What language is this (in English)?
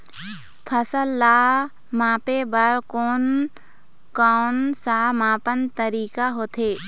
Chhattisgarhi